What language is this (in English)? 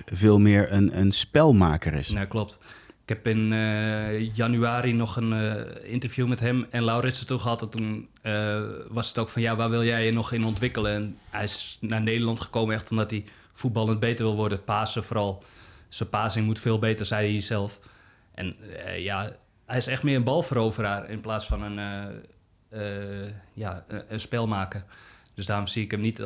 Dutch